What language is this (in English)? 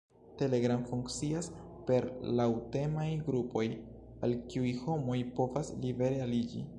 Esperanto